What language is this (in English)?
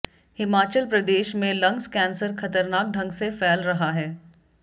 Hindi